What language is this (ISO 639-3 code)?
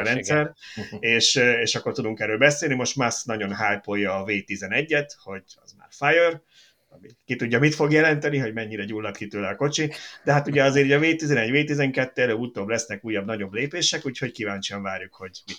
hun